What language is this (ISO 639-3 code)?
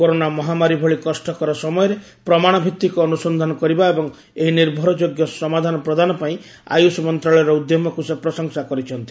ori